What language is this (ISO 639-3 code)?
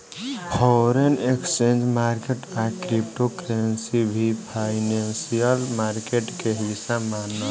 bho